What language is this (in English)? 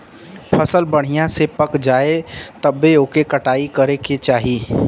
Bhojpuri